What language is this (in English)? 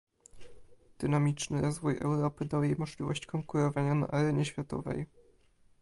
Polish